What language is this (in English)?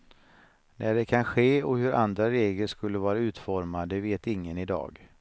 Swedish